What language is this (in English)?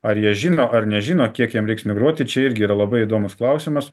Lithuanian